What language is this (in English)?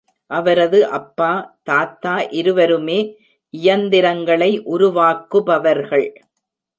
Tamil